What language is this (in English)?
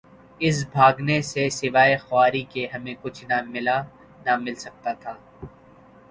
Urdu